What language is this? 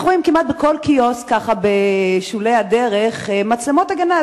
Hebrew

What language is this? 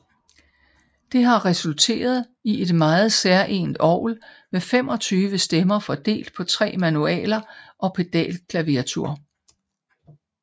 Danish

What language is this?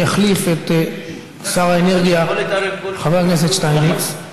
Hebrew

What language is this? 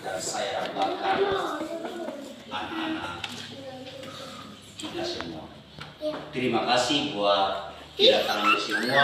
Indonesian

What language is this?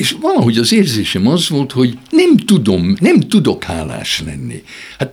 Hungarian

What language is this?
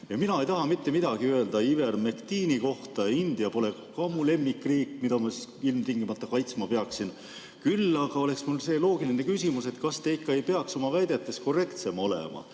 Estonian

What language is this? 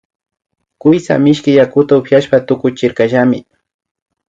Imbabura Highland Quichua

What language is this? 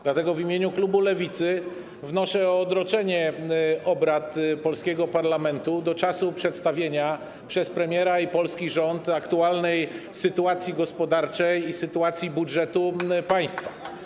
Polish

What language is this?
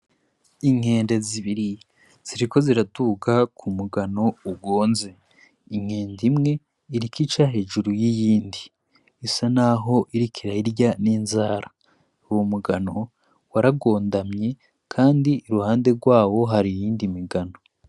Rundi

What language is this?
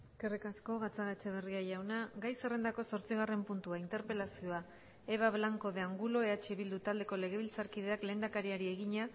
Basque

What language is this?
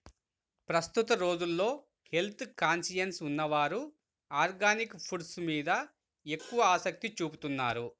Telugu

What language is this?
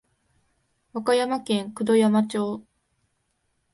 Japanese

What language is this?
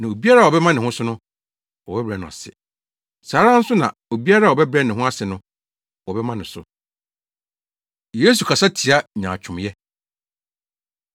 Akan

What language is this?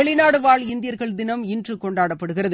Tamil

